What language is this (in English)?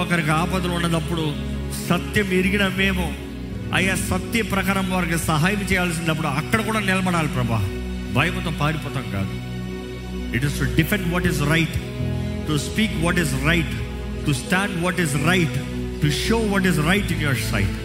Telugu